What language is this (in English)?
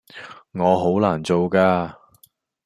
Cantonese